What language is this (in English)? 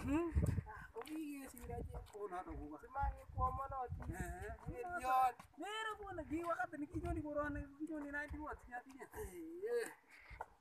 Indonesian